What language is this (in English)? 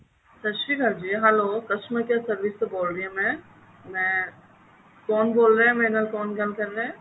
Punjabi